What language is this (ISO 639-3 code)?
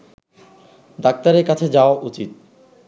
ben